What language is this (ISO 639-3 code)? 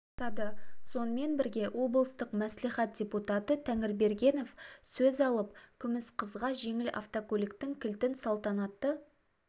kaz